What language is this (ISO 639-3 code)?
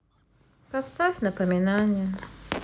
rus